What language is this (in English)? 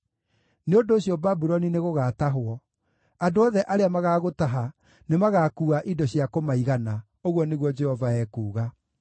Kikuyu